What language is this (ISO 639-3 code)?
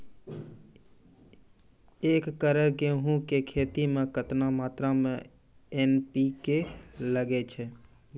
mai